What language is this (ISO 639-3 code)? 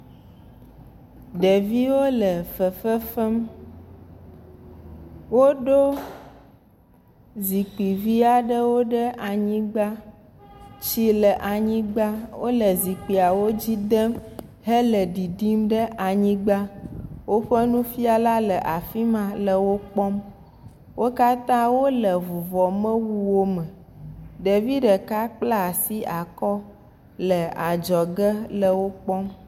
ewe